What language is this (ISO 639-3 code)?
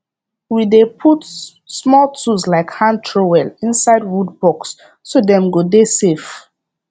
pcm